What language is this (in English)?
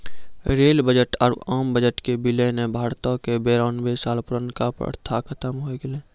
Maithili